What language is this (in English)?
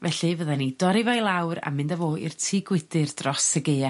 Welsh